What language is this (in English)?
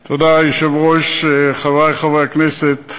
Hebrew